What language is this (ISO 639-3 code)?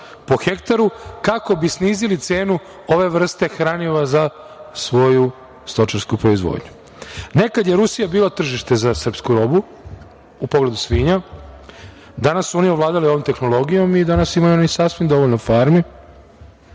srp